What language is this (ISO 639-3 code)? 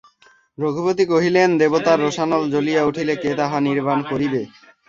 ben